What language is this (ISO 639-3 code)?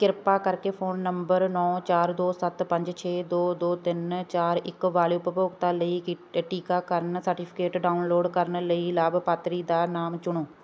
pan